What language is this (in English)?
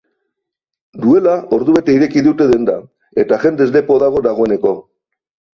Basque